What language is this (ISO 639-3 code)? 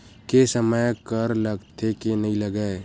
hne